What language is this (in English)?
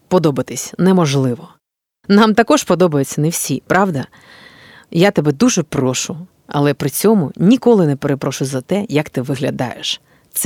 Ukrainian